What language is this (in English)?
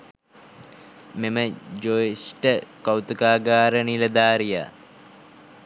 Sinhala